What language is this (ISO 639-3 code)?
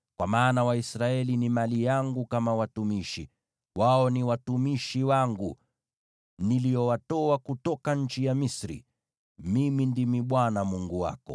swa